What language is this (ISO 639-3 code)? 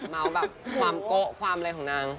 tha